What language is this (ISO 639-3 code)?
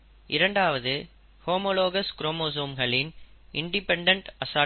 tam